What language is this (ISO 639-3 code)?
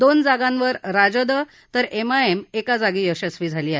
mar